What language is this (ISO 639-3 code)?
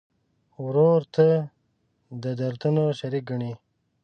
pus